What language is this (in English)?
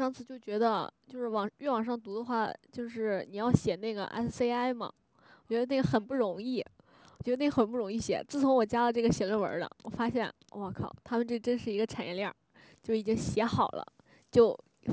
Chinese